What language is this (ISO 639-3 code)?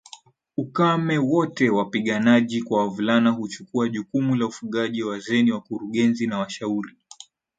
swa